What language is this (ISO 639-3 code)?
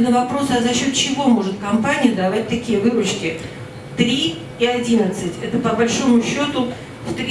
rus